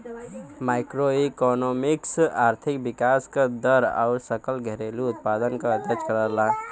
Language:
Bhojpuri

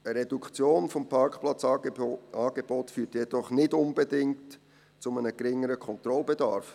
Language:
Swiss German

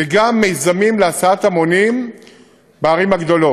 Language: Hebrew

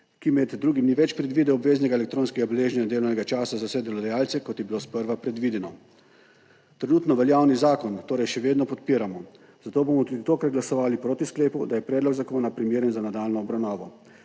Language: Slovenian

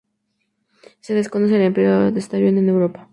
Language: Spanish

